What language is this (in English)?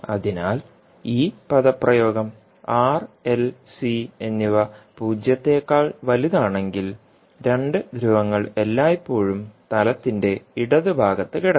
Malayalam